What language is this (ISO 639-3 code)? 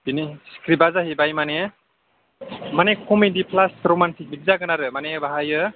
brx